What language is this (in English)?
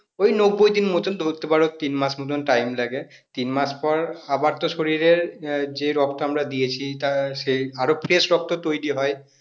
Bangla